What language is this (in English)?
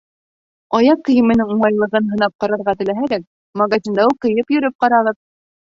Bashkir